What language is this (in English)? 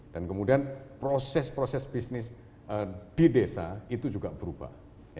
Indonesian